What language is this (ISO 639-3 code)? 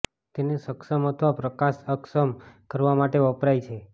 guj